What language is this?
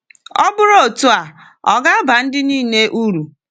Igbo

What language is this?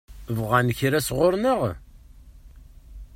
Kabyle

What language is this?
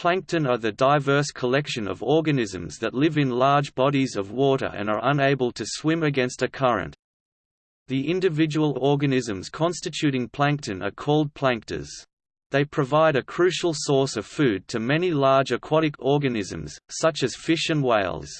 English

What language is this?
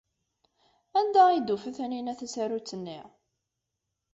Kabyle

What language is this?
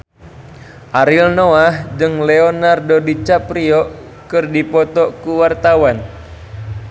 Sundanese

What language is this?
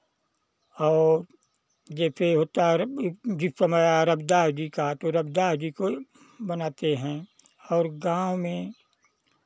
Hindi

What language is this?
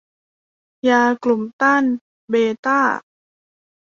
Thai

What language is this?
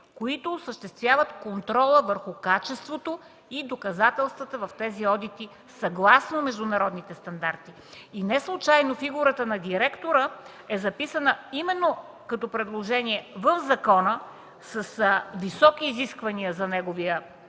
Bulgarian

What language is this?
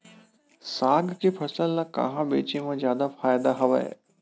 Chhattisgarhi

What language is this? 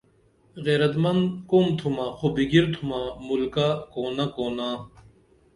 Dameli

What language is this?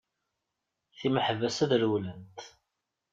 Kabyle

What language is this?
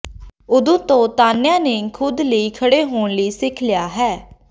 Punjabi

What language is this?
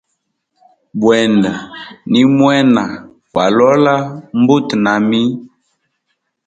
Hemba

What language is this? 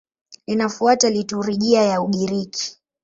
Swahili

